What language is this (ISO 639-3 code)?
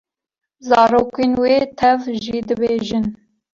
kur